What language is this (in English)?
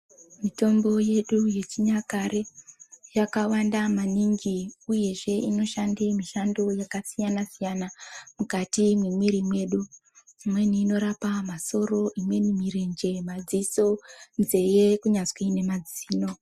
Ndau